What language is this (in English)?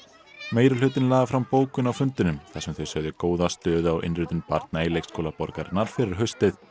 Icelandic